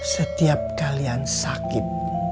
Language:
Indonesian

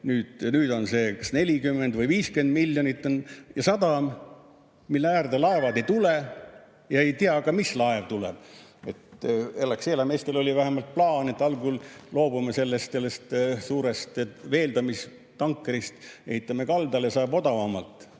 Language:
Estonian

